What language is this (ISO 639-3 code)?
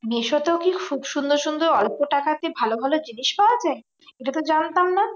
ben